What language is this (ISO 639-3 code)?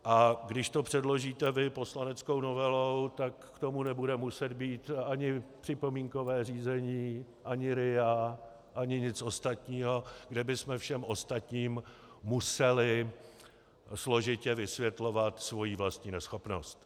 ces